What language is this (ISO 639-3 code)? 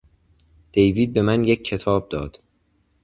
fas